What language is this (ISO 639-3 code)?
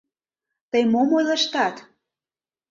chm